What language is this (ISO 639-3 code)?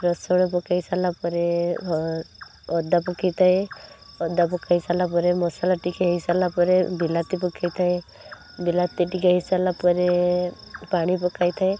ori